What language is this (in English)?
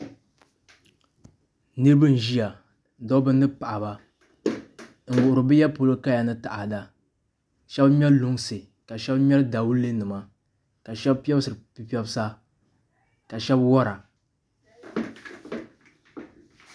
Dagbani